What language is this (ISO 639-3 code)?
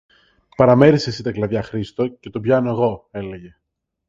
ell